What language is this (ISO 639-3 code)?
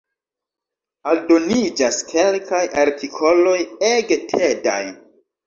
epo